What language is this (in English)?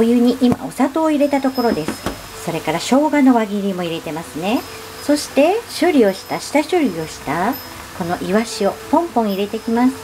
Japanese